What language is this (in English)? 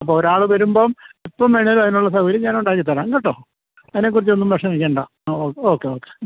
Malayalam